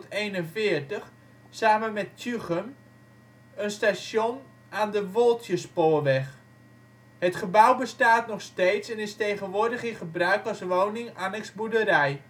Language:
Dutch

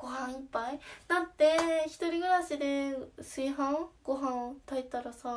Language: Japanese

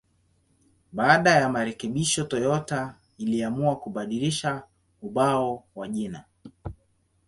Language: Swahili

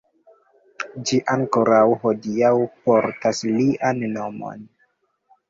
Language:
Esperanto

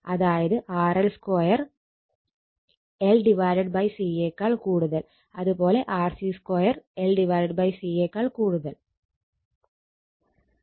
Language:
Malayalam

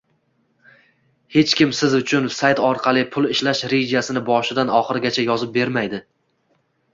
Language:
Uzbek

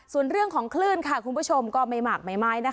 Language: Thai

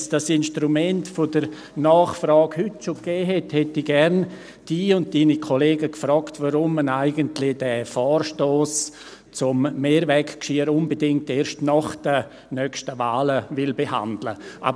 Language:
Swiss German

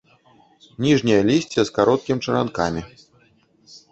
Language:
Belarusian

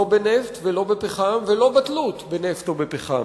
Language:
Hebrew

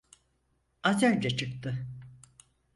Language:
Turkish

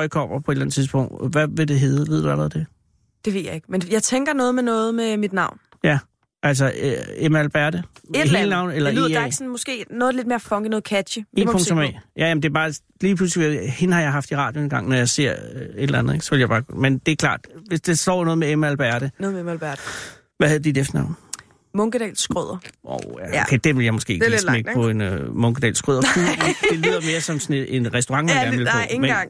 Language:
Danish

